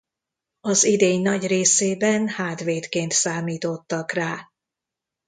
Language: Hungarian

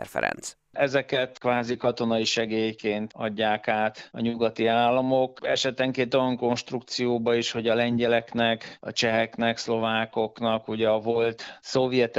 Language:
Hungarian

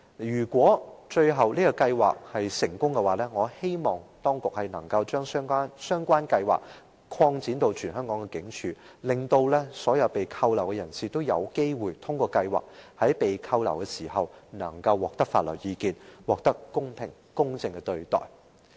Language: Cantonese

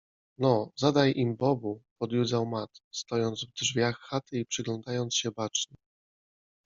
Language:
Polish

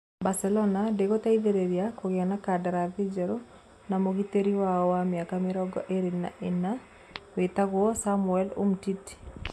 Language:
Kikuyu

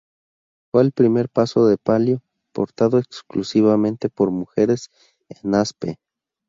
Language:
Spanish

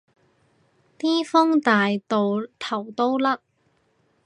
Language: Cantonese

